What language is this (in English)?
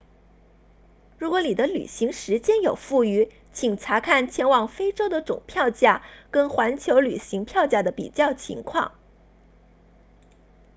Chinese